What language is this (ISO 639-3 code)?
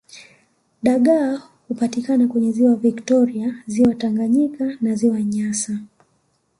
swa